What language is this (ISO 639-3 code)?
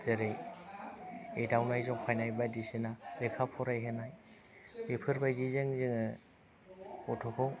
brx